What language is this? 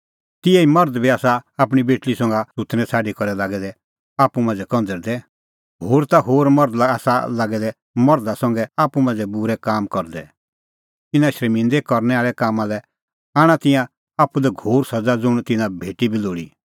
Kullu Pahari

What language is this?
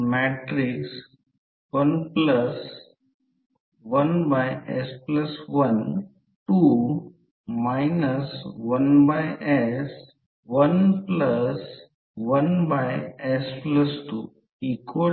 Marathi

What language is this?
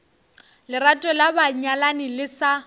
Northern Sotho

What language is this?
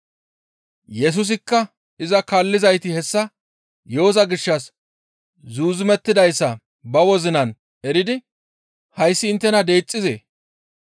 Gamo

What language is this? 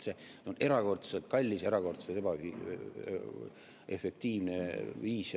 Estonian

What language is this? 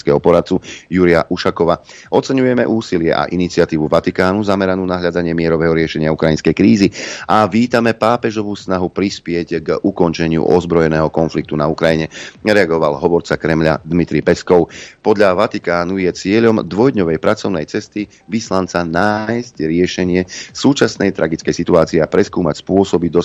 Slovak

